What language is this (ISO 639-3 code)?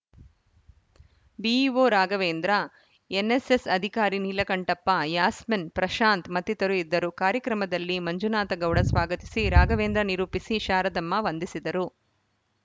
kan